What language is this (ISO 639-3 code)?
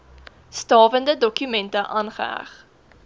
afr